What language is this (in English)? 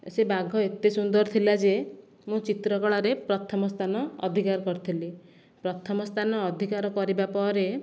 Odia